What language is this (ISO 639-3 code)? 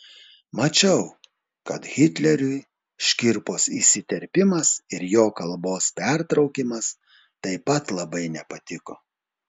lit